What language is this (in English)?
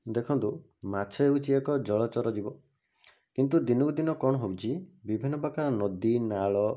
Odia